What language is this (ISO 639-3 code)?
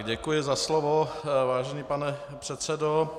ces